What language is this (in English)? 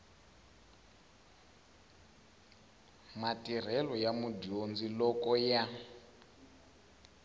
Tsonga